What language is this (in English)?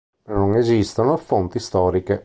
Italian